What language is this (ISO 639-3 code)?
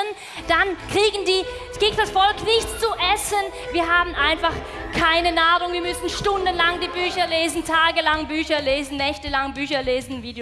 deu